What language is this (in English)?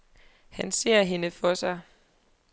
Danish